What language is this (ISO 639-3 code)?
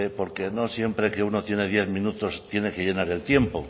spa